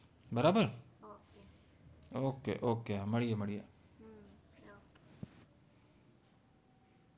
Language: Gujarati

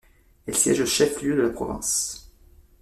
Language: French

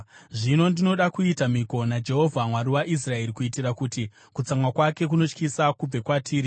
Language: Shona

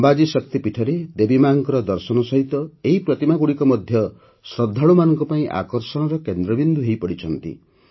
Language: Odia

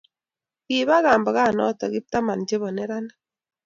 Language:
Kalenjin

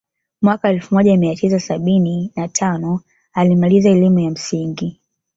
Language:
Swahili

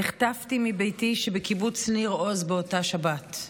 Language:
Hebrew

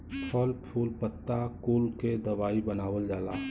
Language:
Bhojpuri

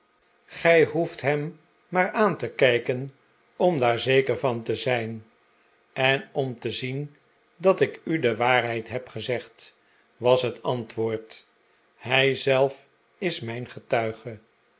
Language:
Dutch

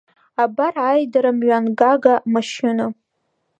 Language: Abkhazian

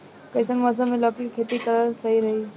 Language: Bhojpuri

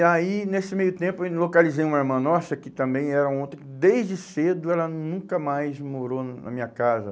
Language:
Portuguese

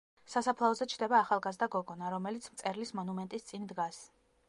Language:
Georgian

